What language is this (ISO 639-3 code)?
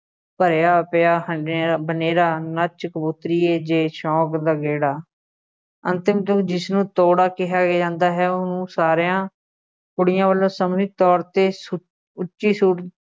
pan